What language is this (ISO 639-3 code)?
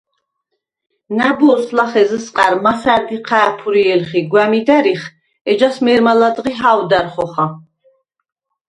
sva